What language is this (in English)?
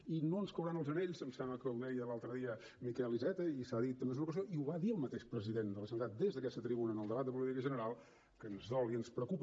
Catalan